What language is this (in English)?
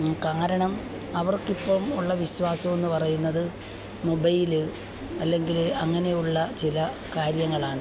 Malayalam